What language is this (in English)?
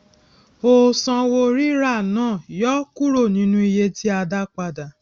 Yoruba